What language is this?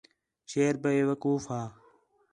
Khetrani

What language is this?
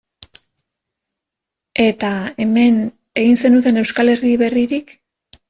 Basque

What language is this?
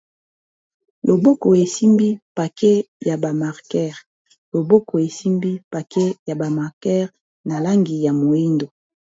Lingala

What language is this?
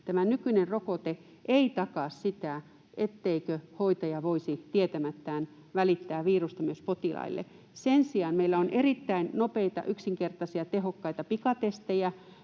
Finnish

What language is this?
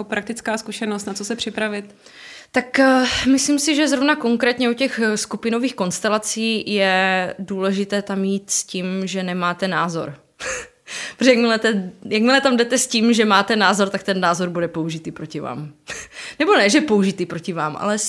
Czech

